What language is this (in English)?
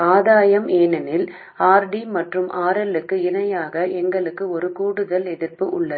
Tamil